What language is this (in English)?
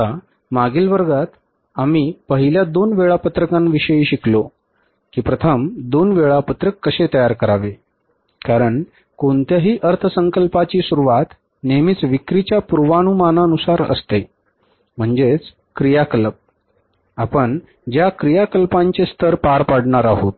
Marathi